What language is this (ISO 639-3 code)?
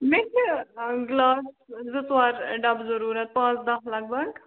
kas